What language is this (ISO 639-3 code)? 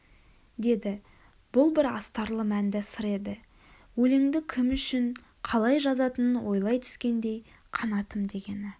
kaz